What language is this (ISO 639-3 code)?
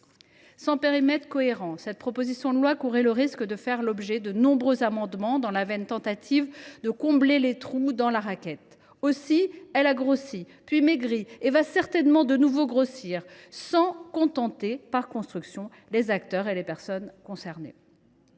fra